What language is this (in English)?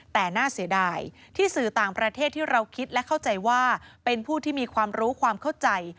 Thai